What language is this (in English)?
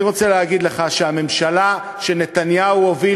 Hebrew